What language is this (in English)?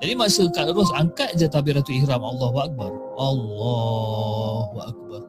Malay